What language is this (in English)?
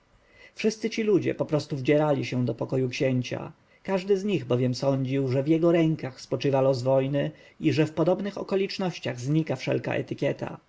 Polish